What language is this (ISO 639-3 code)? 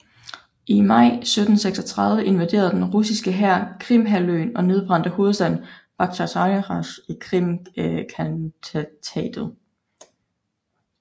dan